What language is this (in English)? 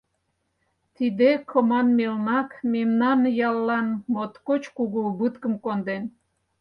Mari